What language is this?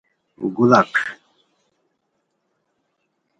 Khowar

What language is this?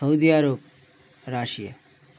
Bangla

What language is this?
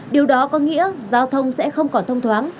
Vietnamese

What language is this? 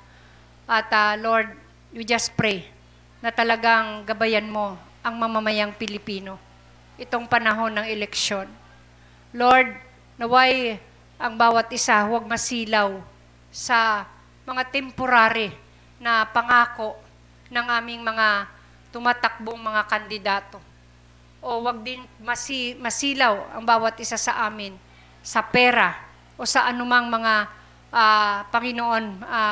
Filipino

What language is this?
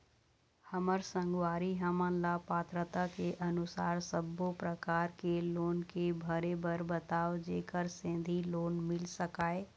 Chhattisgarhi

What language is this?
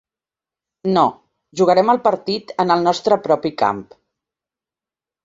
Catalan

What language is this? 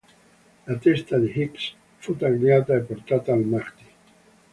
Italian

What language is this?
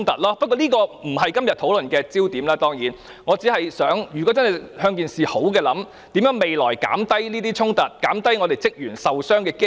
Cantonese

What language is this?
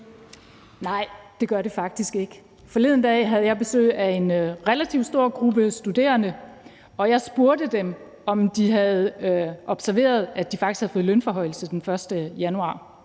Danish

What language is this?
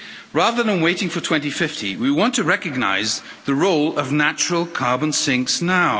English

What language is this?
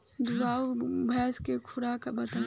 Bhojpuri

